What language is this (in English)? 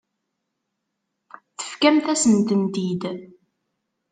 Kabyle